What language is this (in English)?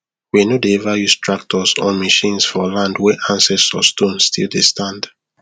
Nigerian Pidgin